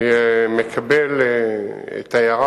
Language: Hebrew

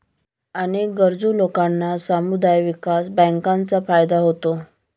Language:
Marathi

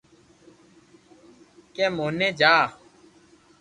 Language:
Loarki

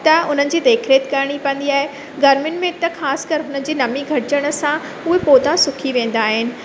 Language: Sindhi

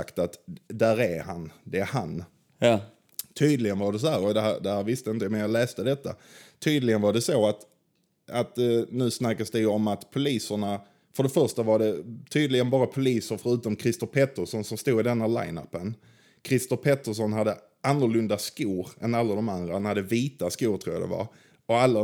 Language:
Swedish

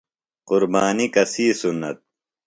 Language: Phalura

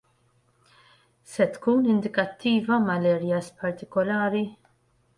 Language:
Maltese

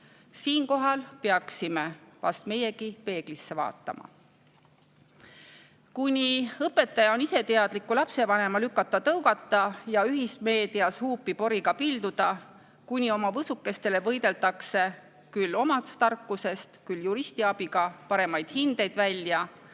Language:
Estonian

